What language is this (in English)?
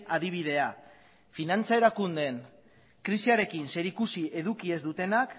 Basque